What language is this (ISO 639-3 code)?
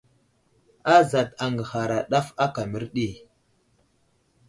udl